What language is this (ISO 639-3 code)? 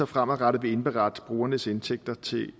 dan